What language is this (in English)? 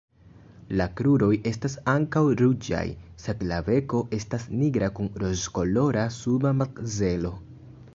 Esperanto